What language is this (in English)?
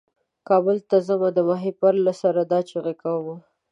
Pashto